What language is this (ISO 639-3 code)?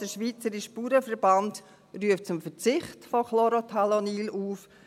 gsw